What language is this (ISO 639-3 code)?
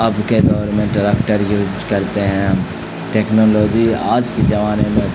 urd